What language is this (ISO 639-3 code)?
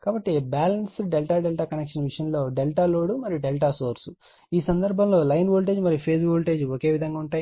tel